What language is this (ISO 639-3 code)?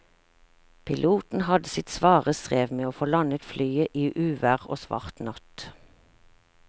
nor